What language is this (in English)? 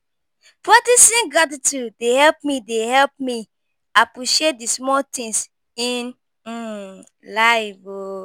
Nigerian Pidgin